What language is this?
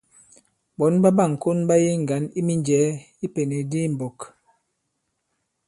Bankon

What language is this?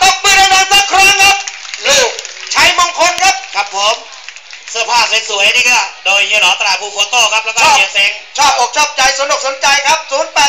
Thai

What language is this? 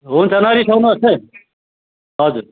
Nepali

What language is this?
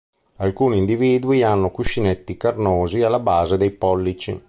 Italian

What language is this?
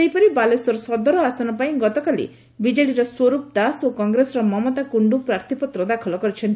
Odia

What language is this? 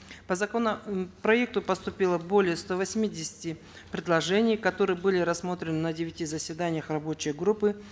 Kazakh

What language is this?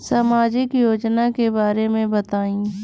Bhojpuri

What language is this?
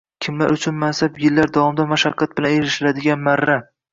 Uzbek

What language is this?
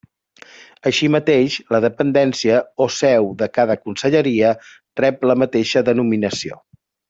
Catalan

